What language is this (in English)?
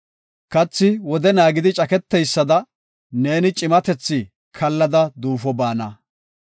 Gofa